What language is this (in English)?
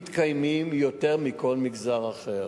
Hebrew